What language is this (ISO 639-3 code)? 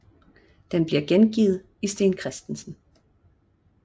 dan